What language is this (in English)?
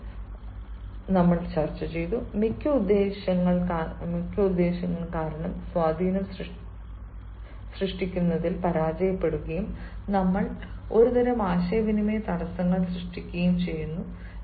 Malayalam